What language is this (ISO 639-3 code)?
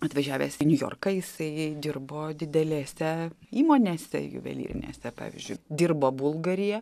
lit